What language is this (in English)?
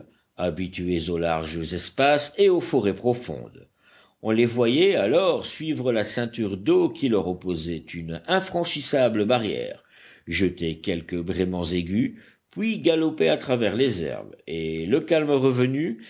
French